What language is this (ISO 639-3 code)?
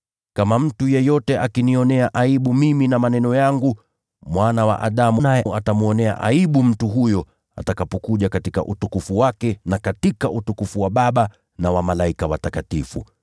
swa